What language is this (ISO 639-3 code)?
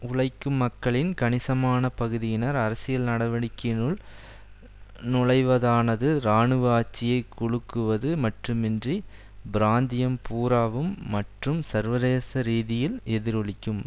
tam